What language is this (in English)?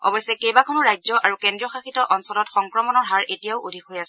Assamese